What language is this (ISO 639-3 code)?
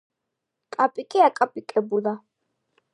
kat